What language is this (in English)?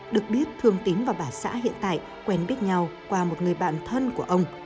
Vietnamese